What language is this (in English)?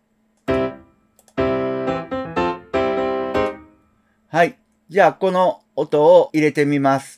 Japanese